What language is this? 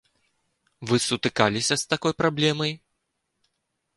Belarusian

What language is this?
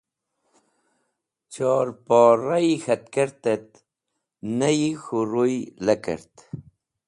Wakhi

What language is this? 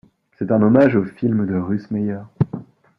French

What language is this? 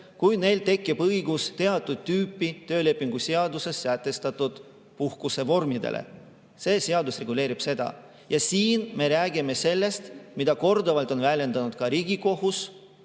Estonian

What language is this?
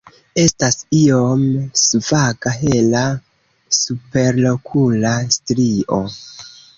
Esperanto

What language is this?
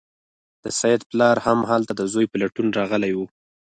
Pashto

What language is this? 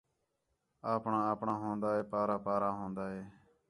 Khetrani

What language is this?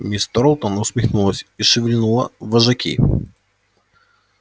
Russian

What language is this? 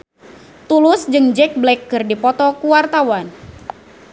Sundanese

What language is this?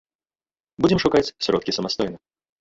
Belarusian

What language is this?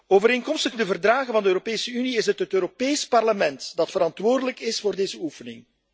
Dutch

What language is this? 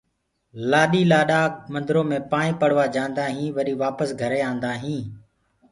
Gurgula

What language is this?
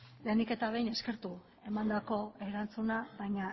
Basque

